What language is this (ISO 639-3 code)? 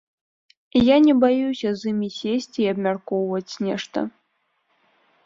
bel